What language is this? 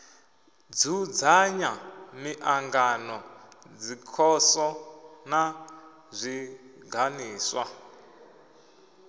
Venda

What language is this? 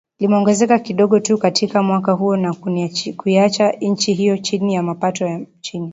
Swahili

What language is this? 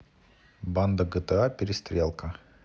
Russian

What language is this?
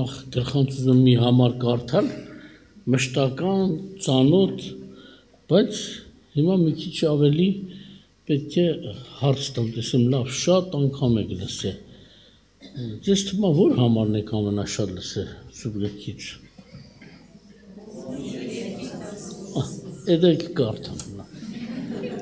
Turkish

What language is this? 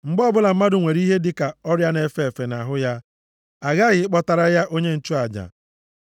Igbo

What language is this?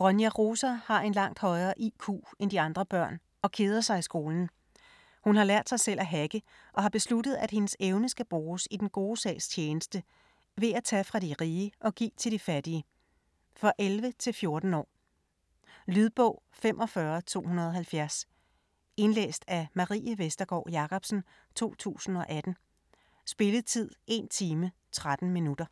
Danish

